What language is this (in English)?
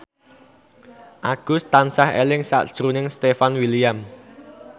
Javanese